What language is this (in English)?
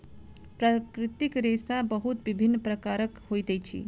Maithili